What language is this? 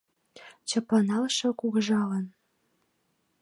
Mari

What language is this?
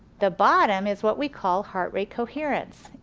English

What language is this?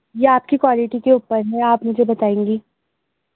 Urdu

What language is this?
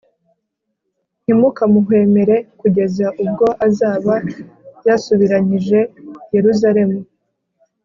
Kinyarwanda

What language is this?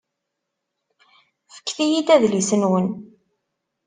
Kabyle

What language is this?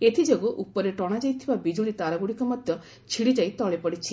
Odia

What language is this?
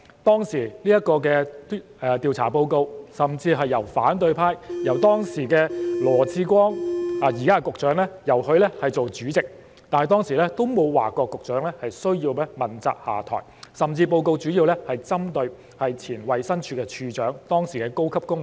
Cantonese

